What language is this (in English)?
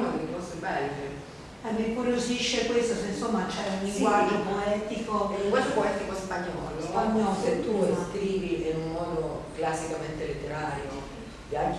Italian